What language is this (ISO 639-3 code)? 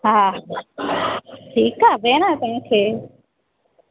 snd